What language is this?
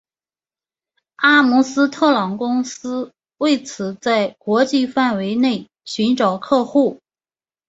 Chinese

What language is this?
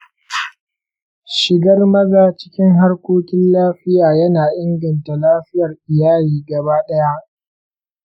Hausa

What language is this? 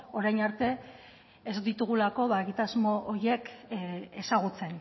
Basque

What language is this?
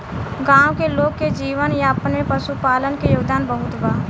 Bhojpuri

